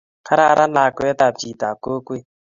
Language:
Kalenjin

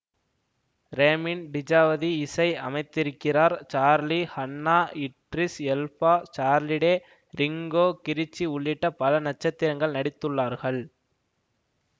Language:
Tamil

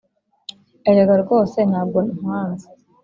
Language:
Kinyarwanda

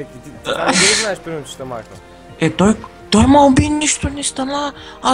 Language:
Bulgarian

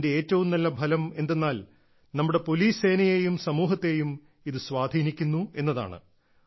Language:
Malayalam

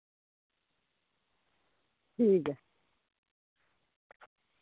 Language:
Dogri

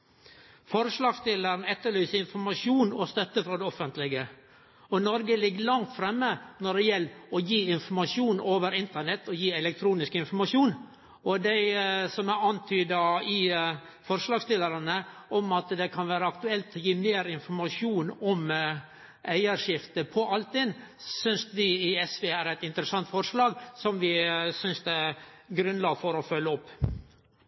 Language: Norwegian Nynorsk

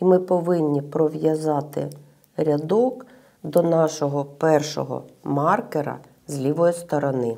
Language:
Ukrainian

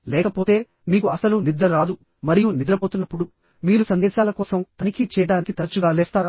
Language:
Telugu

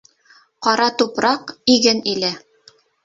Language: Bashkir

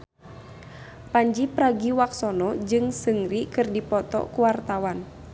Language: Sundanese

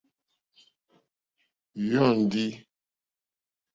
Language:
Mokpwe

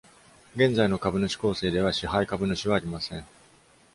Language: Japanese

